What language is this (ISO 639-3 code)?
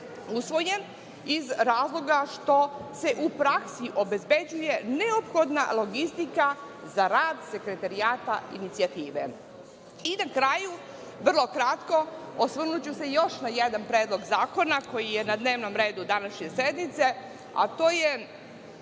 srp